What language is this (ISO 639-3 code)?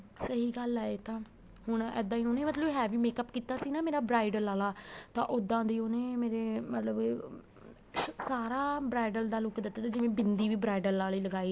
pan